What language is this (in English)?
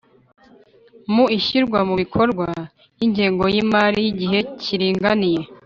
Kinyarwanda